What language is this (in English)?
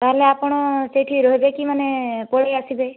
Odia